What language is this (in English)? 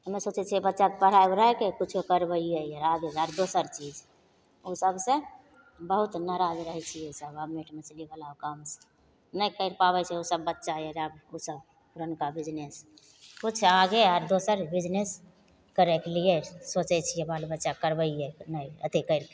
Maithili